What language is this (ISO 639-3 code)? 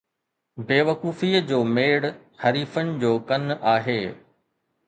snd